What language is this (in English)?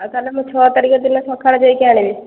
Odia